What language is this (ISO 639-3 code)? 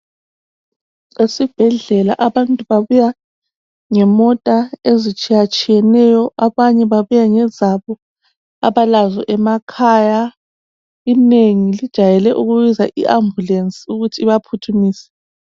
nde